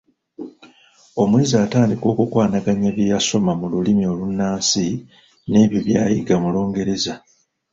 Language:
Ganda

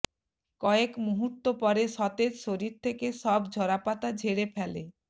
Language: Bangla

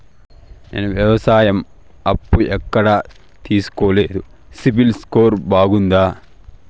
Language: Telugu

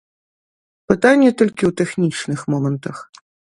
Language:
Belarusian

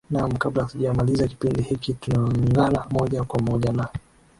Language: Swahili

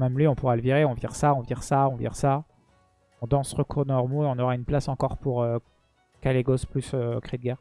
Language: French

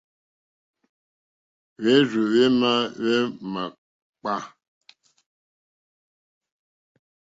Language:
Mokpwe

